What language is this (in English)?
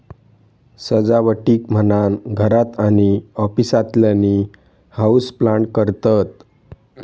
Marathi